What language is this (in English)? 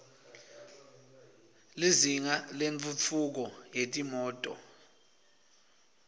Swati